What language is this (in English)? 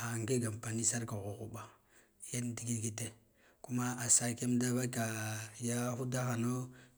Guduf-Gava